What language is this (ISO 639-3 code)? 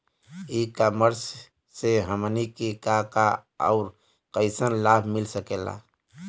bho